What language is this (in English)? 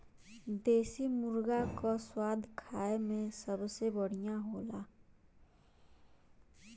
Bhojpuri